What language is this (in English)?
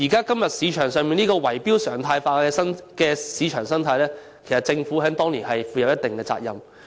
Cantonese